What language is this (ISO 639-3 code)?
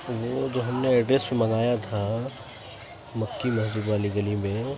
urd